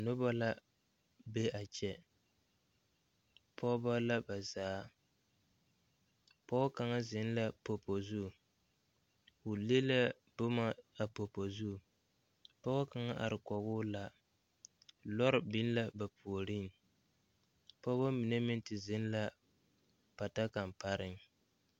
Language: Southern Dagaare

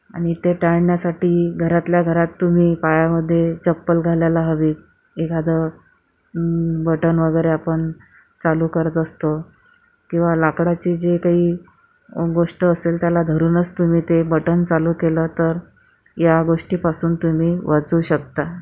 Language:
Marathi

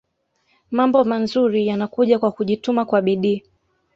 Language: Swahili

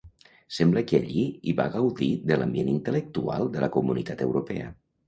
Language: Catalan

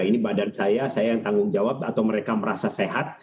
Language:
Indonesian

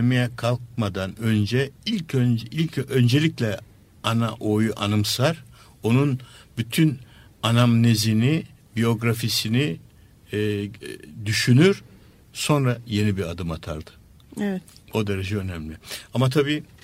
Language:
Turkish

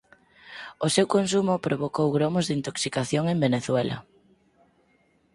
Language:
Galician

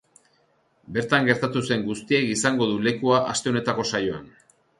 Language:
Basque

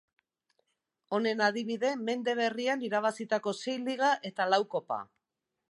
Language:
Basque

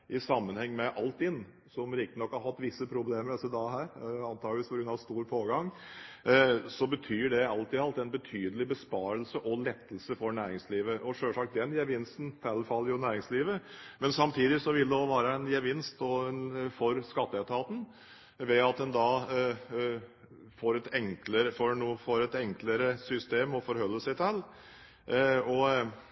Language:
Norwegian Bokmål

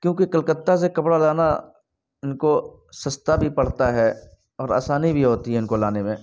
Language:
Urdu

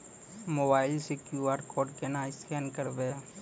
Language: Maithili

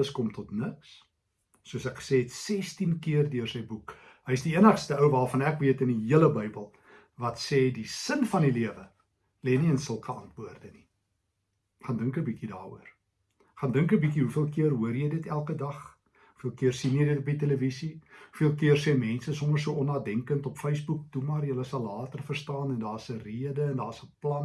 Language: Dutch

